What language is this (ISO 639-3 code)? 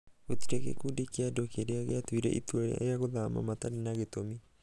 kik